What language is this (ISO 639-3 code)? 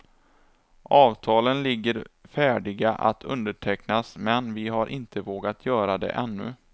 swe